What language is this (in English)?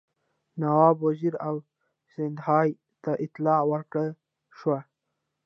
Pashto